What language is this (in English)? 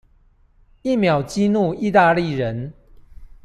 Chinese